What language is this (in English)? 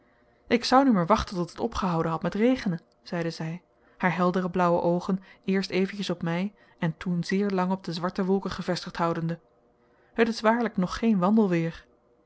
Dutch